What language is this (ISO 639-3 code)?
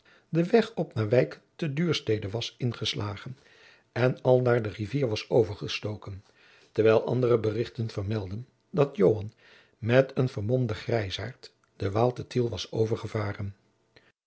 nld